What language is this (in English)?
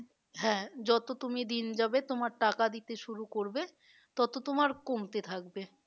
Bangla